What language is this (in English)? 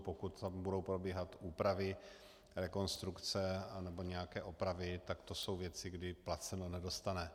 Czech